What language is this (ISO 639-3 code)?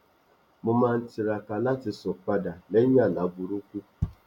yor